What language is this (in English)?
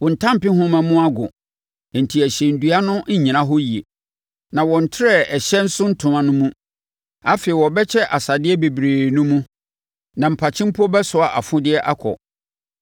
Akan